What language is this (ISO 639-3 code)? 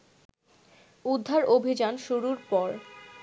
ben